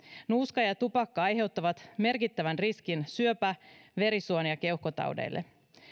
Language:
Finnish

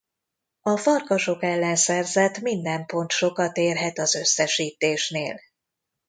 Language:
Hungarian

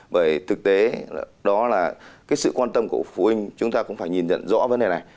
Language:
Vietnamese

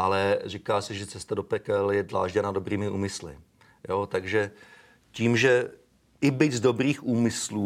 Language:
Czech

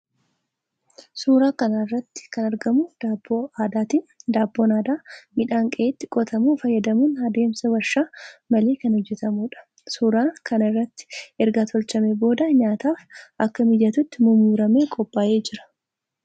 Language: Oromo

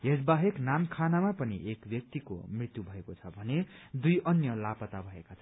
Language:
Nepali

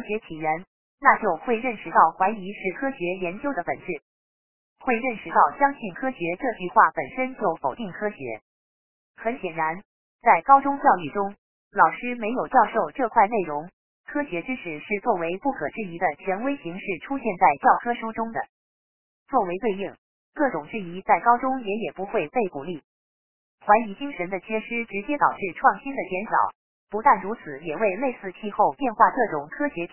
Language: Chinese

